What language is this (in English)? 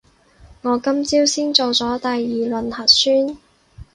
Cantonese